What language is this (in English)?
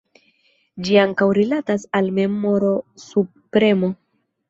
Esperanto